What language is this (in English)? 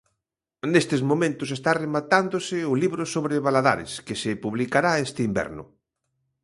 Galician